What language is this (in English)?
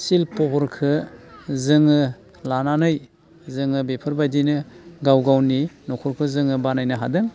Bodo